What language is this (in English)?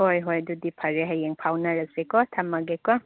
Manipuri